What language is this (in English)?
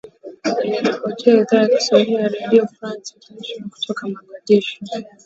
Swahili